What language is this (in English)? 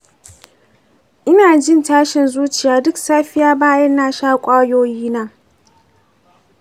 Hausa